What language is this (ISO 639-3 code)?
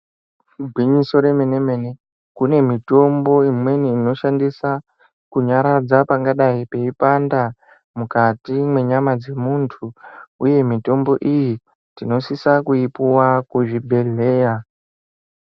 ndc